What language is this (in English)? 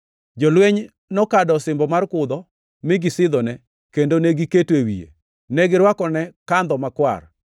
Luo (Kenya and Tanzania)